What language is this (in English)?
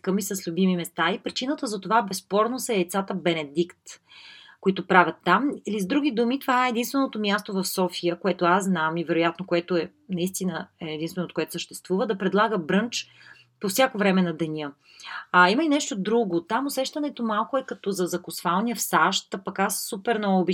Bulgarian